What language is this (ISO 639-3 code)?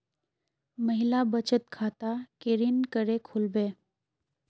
mag